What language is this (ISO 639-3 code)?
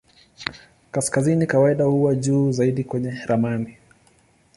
swa